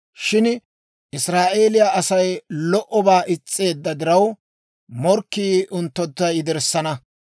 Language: Dawro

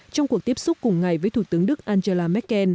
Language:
Vietnamese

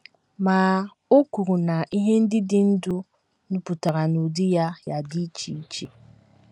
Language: Igbo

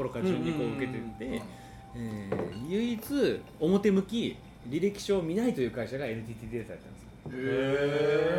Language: Japanese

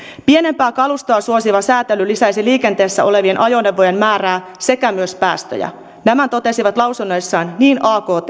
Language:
Finnish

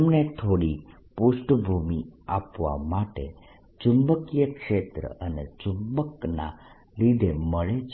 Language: Gujarati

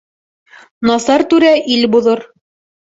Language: Bashkir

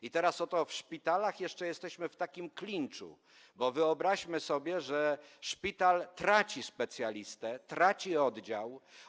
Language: Polish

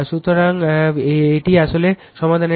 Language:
Bangla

